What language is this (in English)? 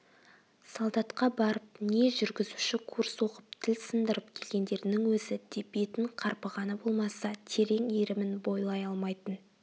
Kazakh